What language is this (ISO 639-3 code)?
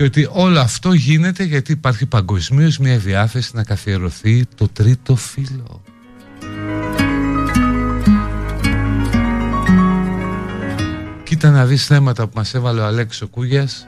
ell